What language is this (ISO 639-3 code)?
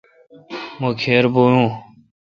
xka